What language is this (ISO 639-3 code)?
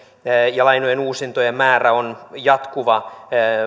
fin